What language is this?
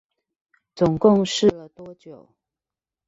Chinese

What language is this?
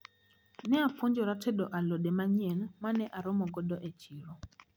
Luo (Kenya and Tanzania)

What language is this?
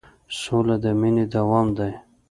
Pashto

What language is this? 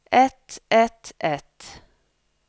Norwegian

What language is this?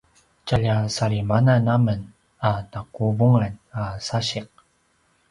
Paiwan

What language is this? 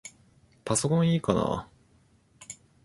Japanese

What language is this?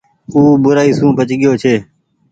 Goaria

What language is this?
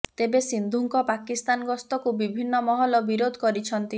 Odia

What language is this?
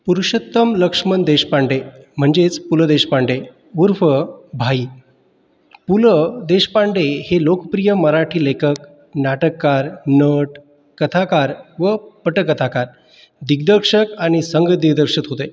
Marathi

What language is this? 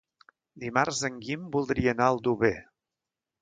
Catalan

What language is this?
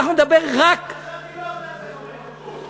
Hebrew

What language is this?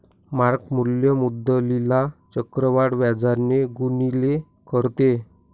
Marathi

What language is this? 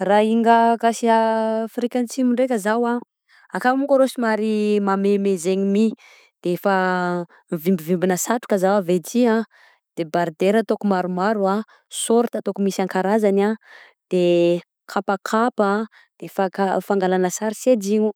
Southern Betsimisaraka Malagasy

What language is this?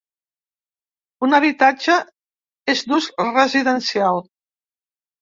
Catalan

